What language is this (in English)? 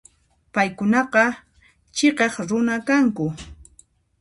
Puno Quechua